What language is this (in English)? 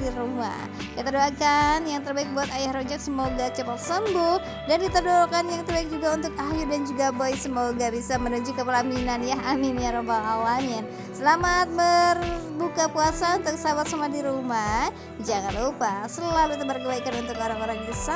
Indonesian